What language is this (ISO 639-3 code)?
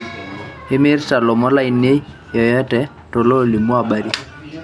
mas